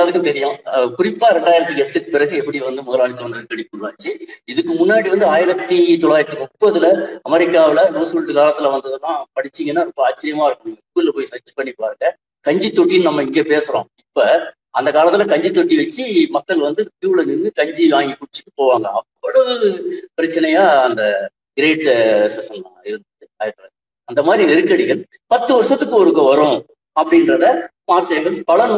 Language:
Tamil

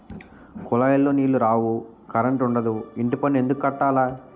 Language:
Telugu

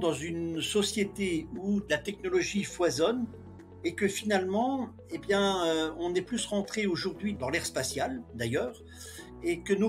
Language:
French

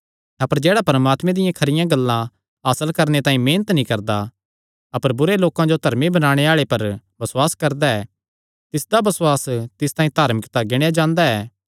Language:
Kangri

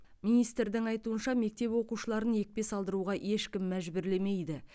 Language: Kazakh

